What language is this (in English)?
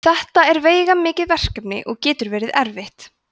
Icelandic